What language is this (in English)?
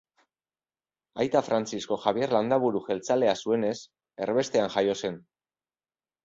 Basque